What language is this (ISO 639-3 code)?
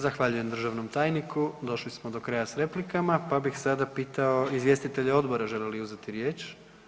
hrv